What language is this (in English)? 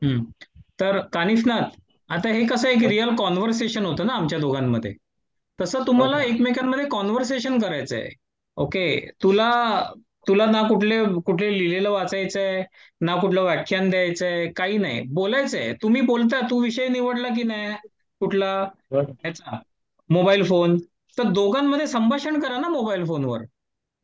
Marathi